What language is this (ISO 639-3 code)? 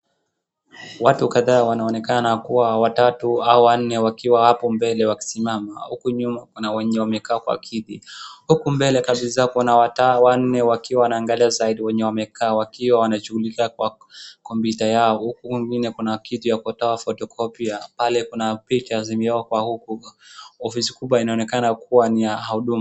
swa